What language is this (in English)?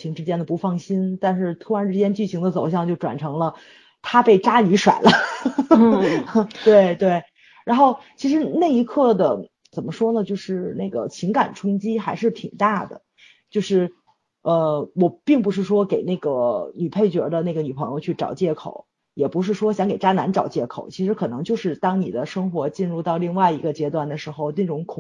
Chinese